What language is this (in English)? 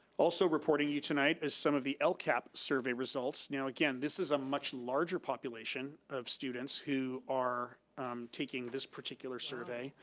English